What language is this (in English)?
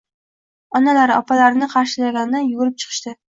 Uzbek